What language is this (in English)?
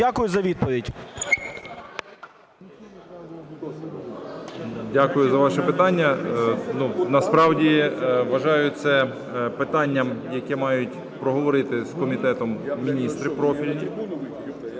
Ukrainian